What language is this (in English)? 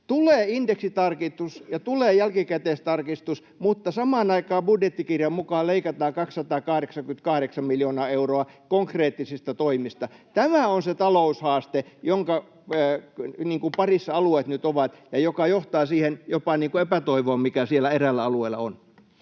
Finnish